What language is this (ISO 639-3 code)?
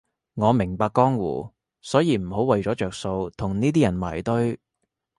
yue